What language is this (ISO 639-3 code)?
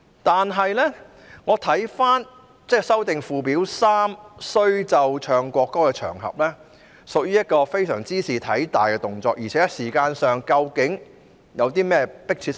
yue